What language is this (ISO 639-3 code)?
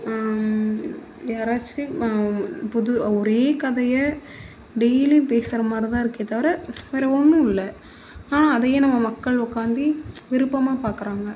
tam